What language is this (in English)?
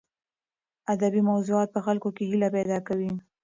Pashto